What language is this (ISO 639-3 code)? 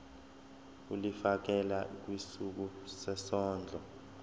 zul